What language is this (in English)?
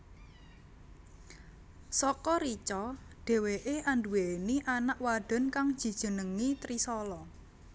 Javanese